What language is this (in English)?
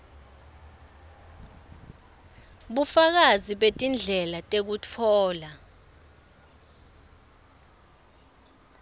Swati